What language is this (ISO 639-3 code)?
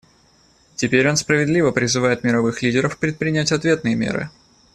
rus